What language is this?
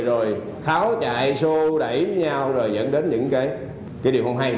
Vietnamese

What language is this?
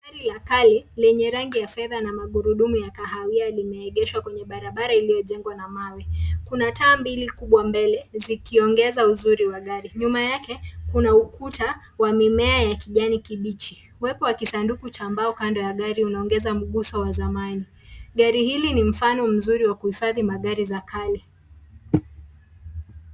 Swahili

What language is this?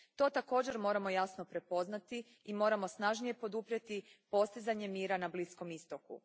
Croatian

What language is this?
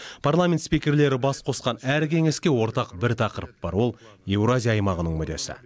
Kazakh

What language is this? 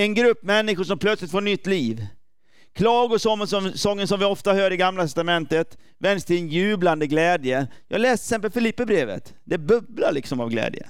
Swedish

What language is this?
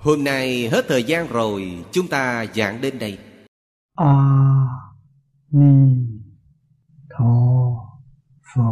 Vietnamese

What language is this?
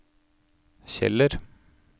Norwegian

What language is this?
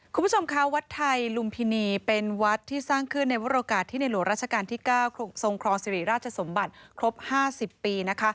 Thai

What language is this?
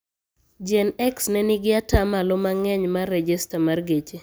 Luo (Kenya and Tanzania)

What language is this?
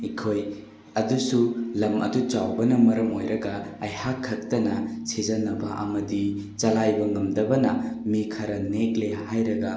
Manipuri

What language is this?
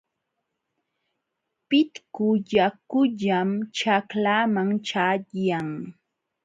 Jauja Wanca Quechua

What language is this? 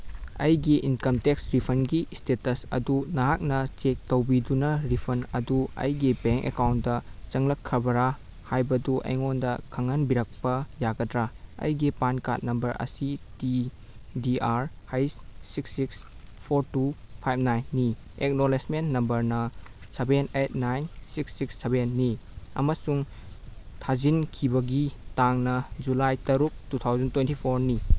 Manipuri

